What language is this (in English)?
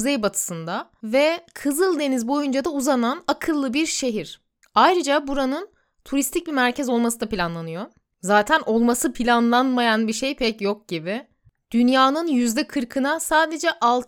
Turkish